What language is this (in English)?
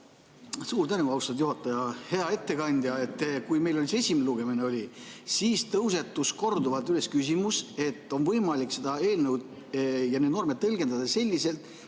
Estonian